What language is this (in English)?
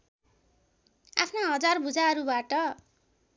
Nepali